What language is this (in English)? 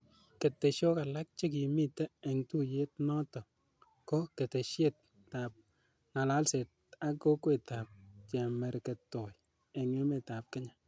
Kalenjin